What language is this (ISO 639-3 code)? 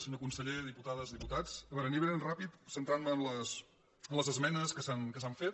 cat